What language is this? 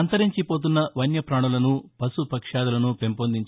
Telugu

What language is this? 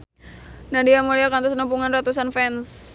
Sundanese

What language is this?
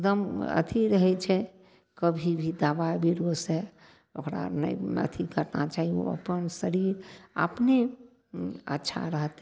Maithili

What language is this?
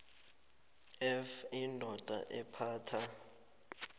South Ndebele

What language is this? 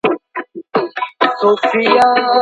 Pashto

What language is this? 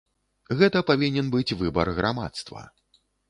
Belarusian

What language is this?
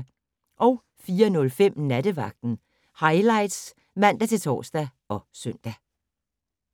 Danish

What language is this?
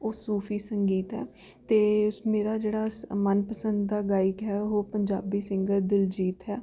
Punjabi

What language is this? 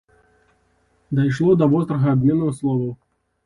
Belarusian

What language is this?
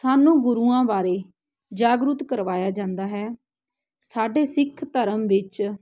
Punjabi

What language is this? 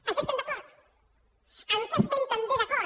Catalan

